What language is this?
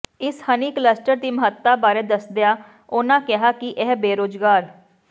Punjabi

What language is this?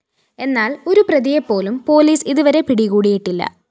Malayalam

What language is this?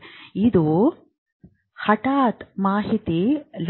Kannada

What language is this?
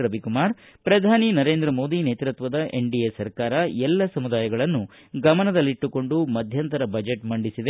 Kannada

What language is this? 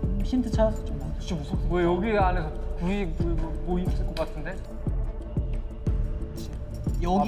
Korean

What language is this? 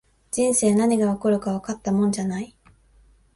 Japanese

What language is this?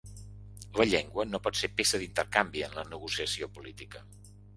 Catalan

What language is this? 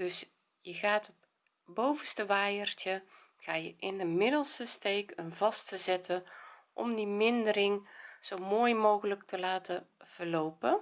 Dutch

